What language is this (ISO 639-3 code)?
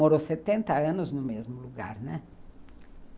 por